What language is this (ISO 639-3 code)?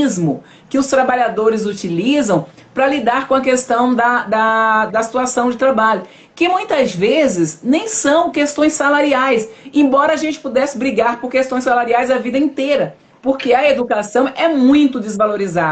por